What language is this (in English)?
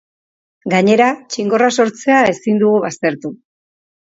Basque